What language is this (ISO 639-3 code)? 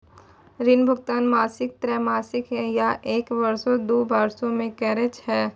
mai